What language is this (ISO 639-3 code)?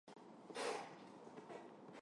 hye